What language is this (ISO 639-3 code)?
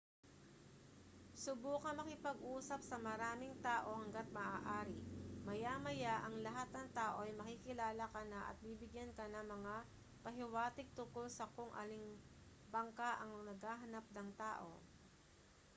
fil